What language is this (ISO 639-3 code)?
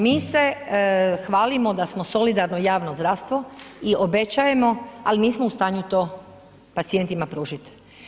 hrv